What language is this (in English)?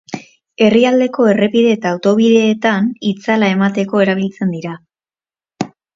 Basque